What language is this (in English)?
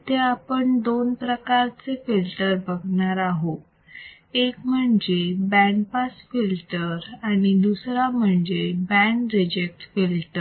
Marathi